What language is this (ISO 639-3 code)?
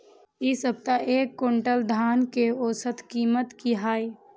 mai